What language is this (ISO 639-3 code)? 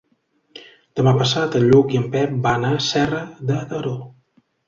cat